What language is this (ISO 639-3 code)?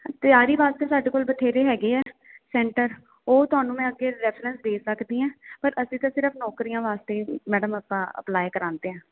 pan